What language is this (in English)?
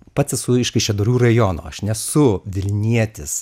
Lithuanian